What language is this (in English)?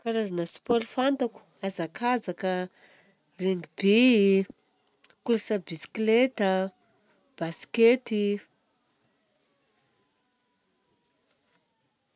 Southern Betsimisaraka Malagasy